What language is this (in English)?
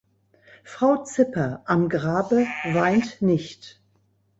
German